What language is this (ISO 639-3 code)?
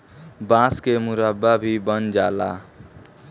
bho